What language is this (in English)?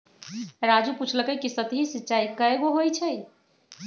Magahi